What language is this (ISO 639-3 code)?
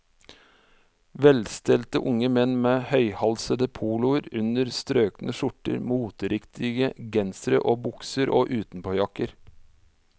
nor